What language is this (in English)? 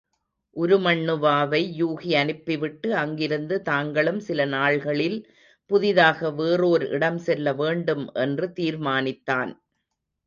Tamil